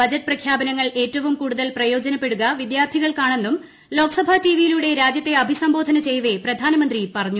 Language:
Malayalam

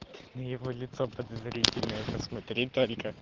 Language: Russian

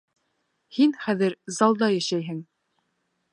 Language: Bashkir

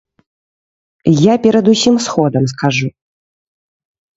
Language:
Belarusian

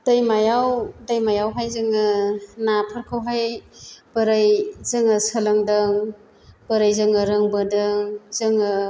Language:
Bodo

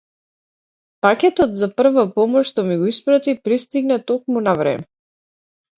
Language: Macedonian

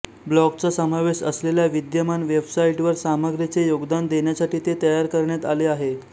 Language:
Marathi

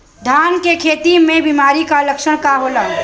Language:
Bhojpuri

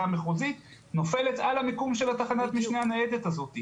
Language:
Hebrew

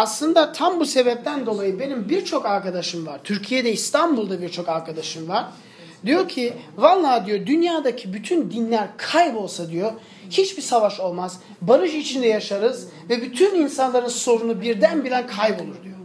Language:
Turkish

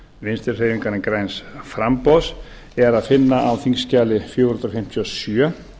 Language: Icelandic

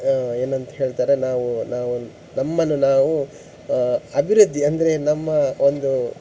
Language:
Kannada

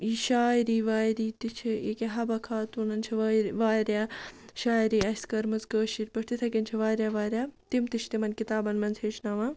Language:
Kashmiri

